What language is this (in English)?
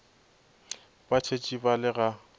Northern Sotho